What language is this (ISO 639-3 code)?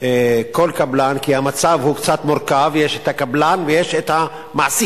heb